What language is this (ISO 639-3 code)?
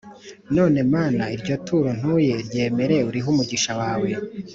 kin